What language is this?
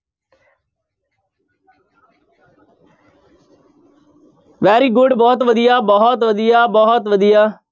Punjabi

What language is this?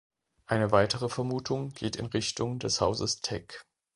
German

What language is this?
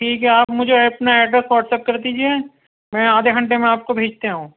Urdu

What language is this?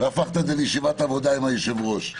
Hebrew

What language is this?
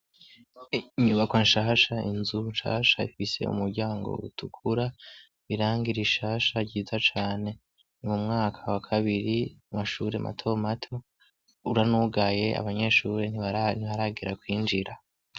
Rundi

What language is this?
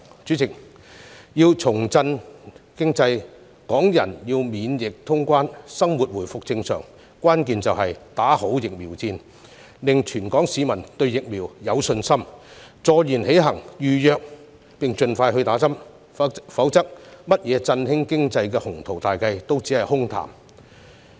Cantonese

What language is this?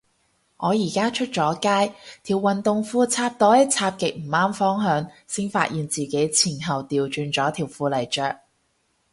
Cantonese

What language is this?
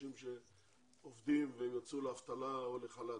Hebrew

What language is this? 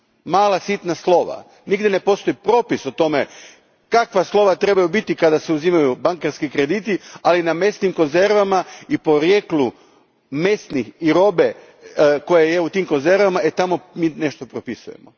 Croatian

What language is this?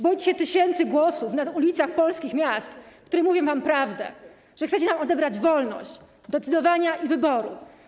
Polish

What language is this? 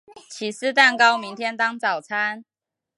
Chinese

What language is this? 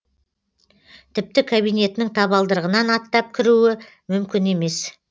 Kazakh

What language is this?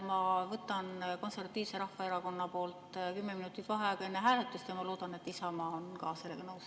Estonian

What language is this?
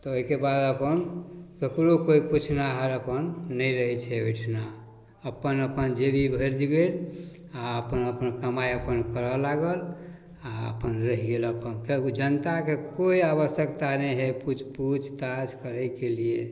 Maithili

